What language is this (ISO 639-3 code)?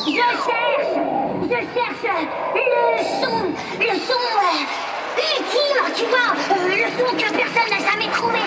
fra